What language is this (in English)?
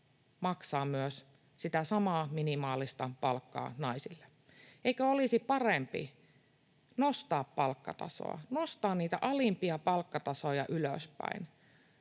Finnish